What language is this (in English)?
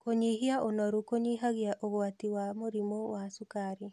Kikuyu